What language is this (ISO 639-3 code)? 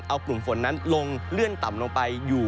tha